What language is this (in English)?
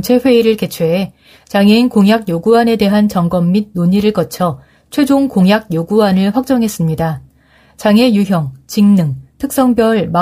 Korean